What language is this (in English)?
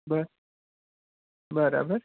Gujarati